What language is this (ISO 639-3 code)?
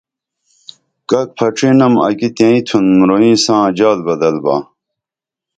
dml